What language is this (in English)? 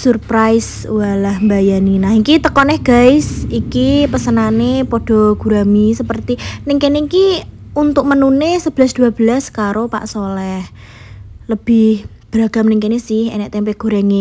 Indonesian